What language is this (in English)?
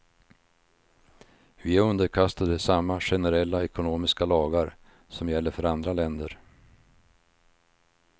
Swedish